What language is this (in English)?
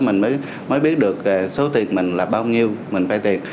Vietnamese